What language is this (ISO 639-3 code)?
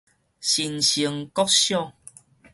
nan